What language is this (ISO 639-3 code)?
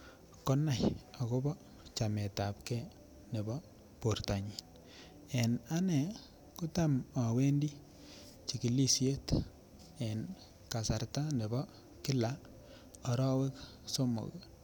kln